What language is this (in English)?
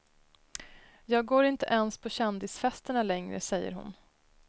Swedish